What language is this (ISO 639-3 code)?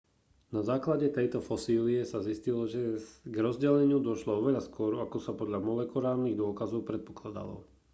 slk